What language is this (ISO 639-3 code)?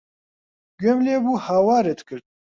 ckb